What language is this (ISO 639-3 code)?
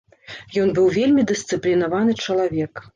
bel